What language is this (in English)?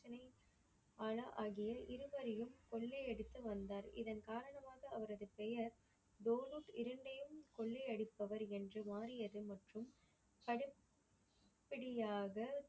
Tamil